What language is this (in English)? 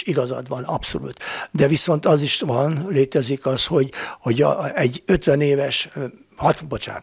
Hungarian